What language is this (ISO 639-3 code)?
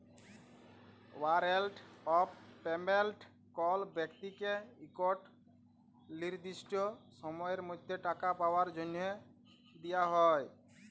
ben